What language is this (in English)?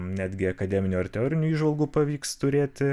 Lithuanian